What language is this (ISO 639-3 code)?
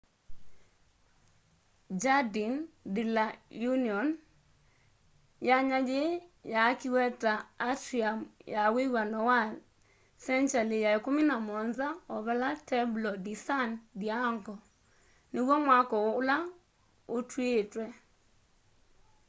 kam